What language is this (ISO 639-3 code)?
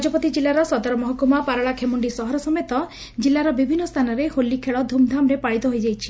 ori